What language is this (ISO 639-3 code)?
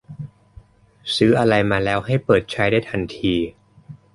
tha